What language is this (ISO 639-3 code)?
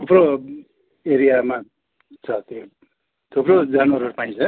nep